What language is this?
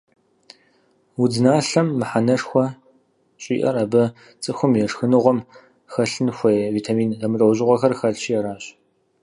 Kabardian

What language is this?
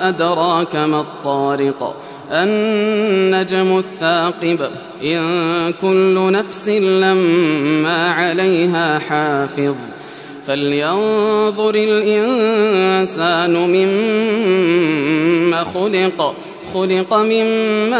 Arabic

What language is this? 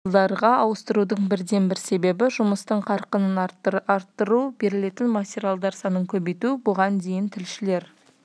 Kazakh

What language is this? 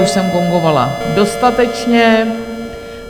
Czech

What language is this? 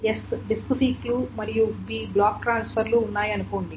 Telugu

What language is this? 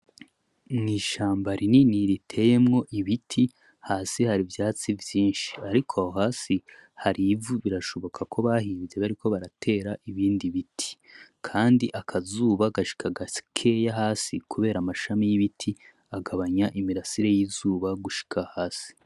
Rundi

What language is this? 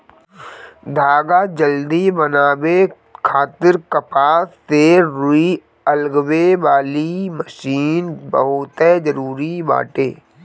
Bhojpuri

